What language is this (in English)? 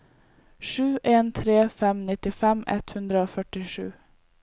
Norwegian